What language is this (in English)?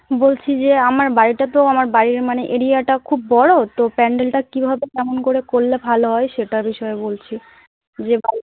Bangla